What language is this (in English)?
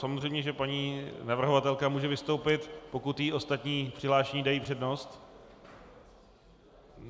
Czech